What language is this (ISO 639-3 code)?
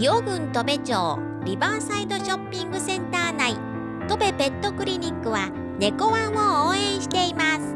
jpn